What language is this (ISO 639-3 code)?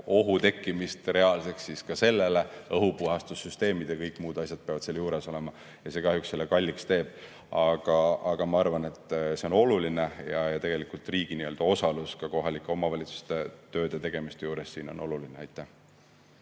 est